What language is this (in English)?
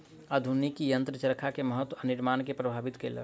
Maithili